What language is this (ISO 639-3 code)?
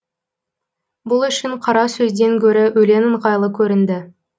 kaz